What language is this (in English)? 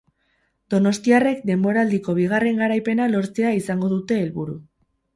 Basque